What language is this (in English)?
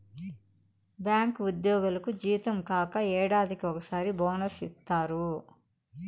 Telugu